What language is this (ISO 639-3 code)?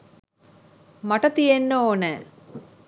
sin